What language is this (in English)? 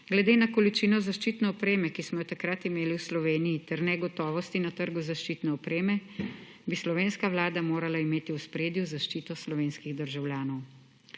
Slovenian